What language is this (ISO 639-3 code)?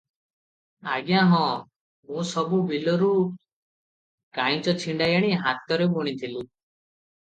ori